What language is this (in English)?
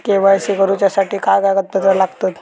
Marathi